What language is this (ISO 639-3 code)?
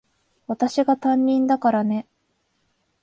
jpn